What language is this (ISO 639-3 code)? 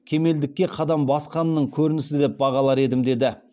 kaz